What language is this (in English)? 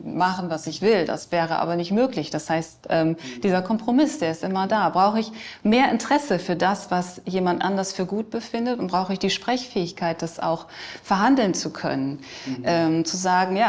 German